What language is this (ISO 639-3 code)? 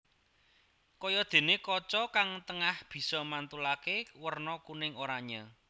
jav